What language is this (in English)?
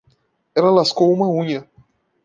Portuguese